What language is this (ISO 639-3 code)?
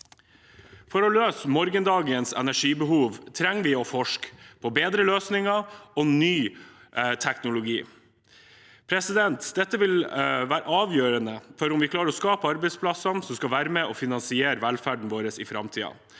nor